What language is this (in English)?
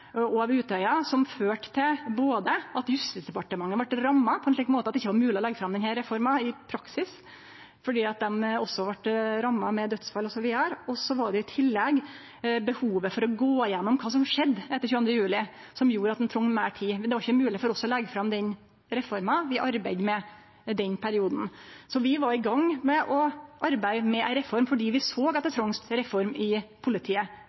Norwegian Nynorsk